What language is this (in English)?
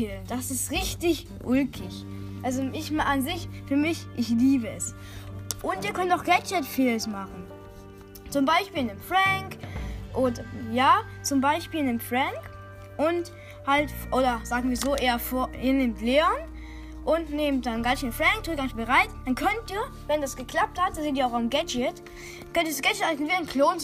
German